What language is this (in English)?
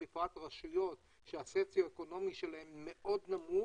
Hebrew